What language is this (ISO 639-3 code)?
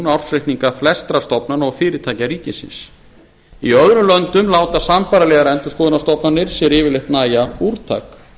isl